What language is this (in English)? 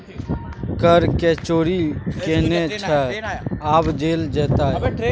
Maithili